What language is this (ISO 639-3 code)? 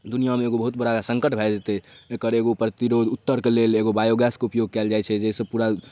mai